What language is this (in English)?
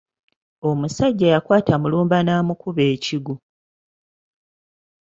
Ganda